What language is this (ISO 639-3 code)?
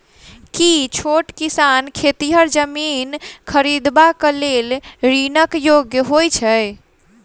mai